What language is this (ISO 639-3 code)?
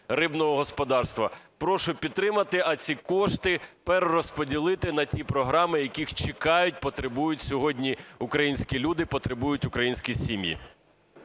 ukr